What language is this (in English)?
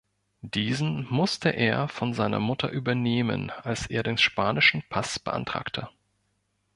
German